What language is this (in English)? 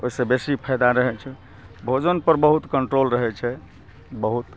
Maithili